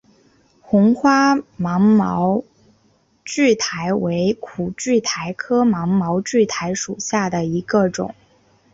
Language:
Chinese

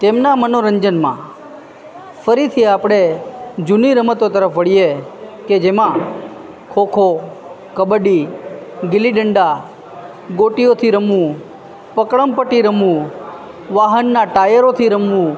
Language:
Gujarati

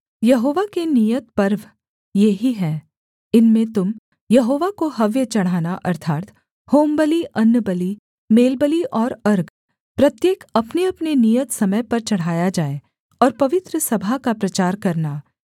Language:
Hindi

